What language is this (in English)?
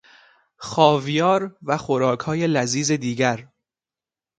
Persian